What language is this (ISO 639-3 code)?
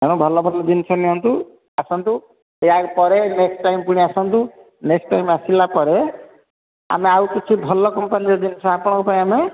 ori